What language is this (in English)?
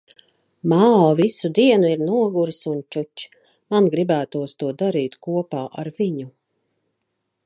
Latvian